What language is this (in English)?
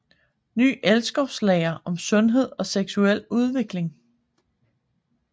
Danish